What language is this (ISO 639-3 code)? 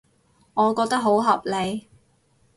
yue